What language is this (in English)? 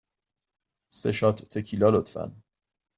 Persian